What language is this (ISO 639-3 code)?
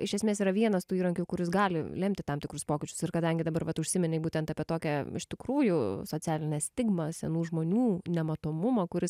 lit